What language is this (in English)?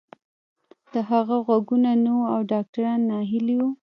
Pashto